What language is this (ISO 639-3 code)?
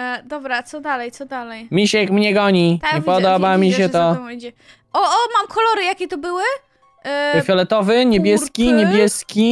pol